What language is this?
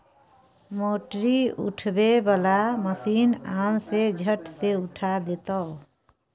Maithili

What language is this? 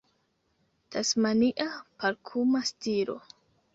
Esperanto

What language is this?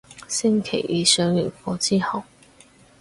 Cantonese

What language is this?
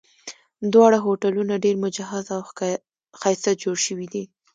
Pashto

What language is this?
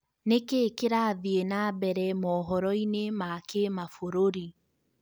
Kikuyu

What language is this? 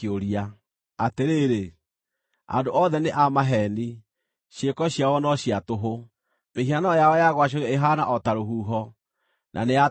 Kikuyu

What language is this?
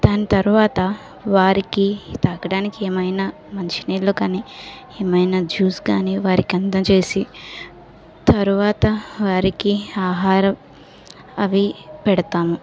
Telugu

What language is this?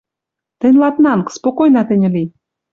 Western Mari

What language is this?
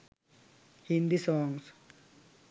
Sinhala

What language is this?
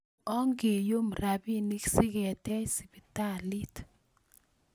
Kalenjin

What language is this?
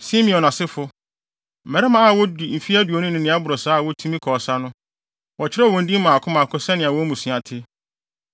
Akan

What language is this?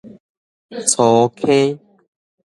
Min Nan Chinese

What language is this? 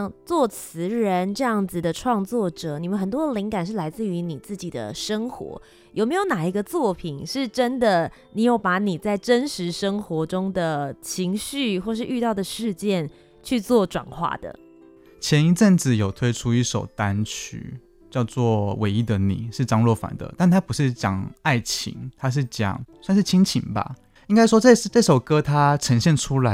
Chinese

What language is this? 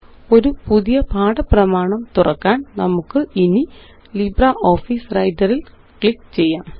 Malayalam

